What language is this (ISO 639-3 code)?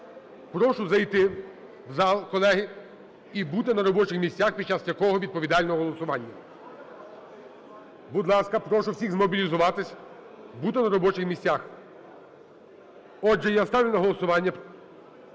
ukr